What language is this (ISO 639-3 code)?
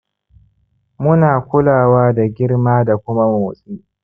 hau